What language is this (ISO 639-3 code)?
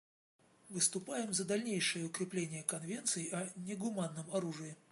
rus